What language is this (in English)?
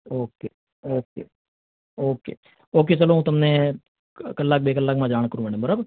Gujarati